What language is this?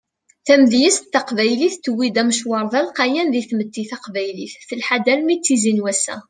Kabyle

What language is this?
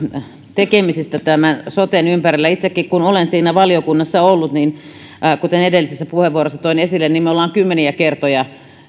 Finnish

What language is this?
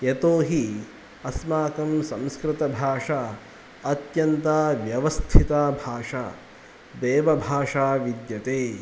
Sanskrit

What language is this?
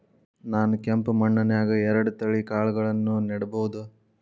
Kannada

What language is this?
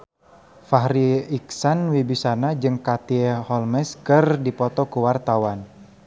Sundanese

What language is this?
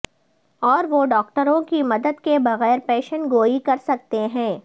Urdu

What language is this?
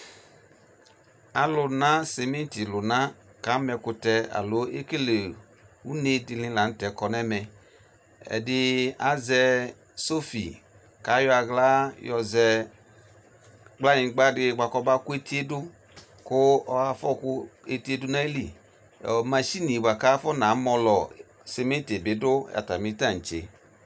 Ikposo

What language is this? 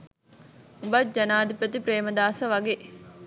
Sinhala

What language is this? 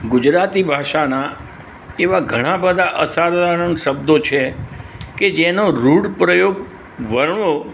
Gujarati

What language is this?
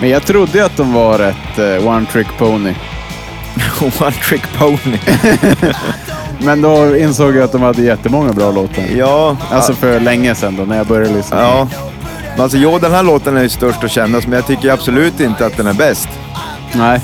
Swedish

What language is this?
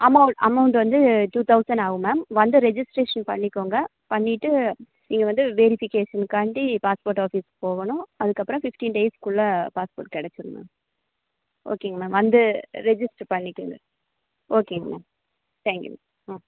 Tamil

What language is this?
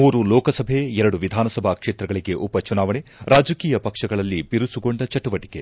Kannada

